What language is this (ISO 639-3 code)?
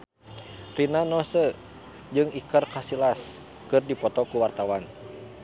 sun